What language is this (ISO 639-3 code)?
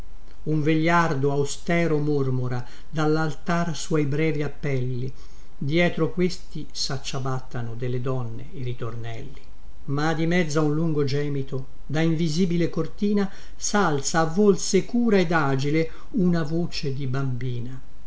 ita